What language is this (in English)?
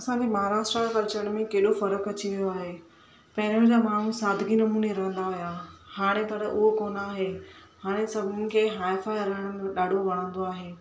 Sindhi